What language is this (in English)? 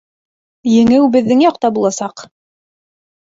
Bashkir